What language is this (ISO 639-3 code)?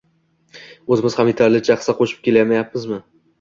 uzb